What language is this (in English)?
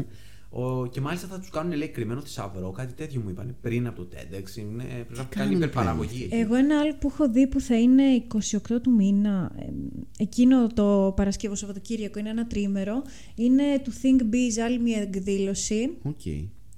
Greek